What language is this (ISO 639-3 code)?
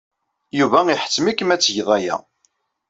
kab